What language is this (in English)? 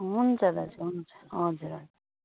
Nepali